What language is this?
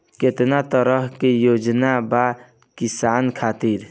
Bhojpuri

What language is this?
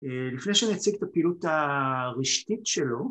Hebrew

